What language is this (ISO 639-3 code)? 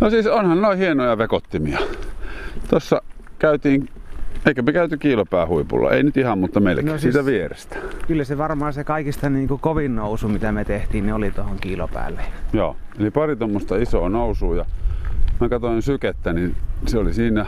fin